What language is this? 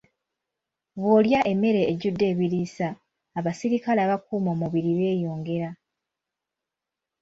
Ganda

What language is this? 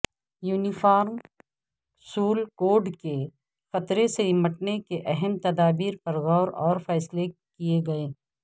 Urdu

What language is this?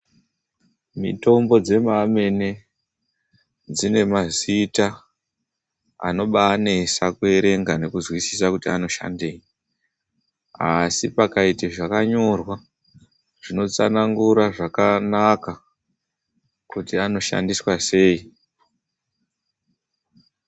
Ndau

